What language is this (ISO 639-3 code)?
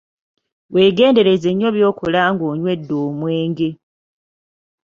lug